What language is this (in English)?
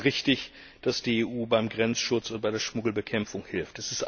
German